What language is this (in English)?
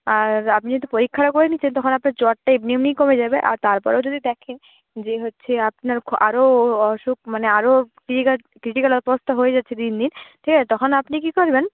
Bangla